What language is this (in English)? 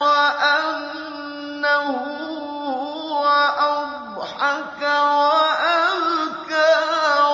Arabic